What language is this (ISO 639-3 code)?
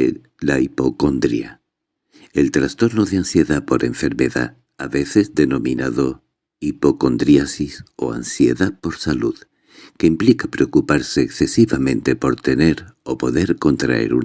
spa